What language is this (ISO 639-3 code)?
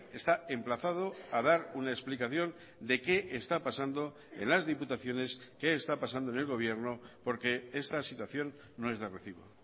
spa